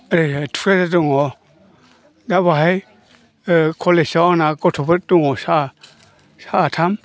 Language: Bodo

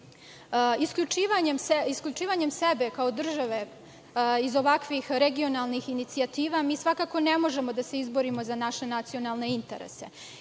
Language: Serbian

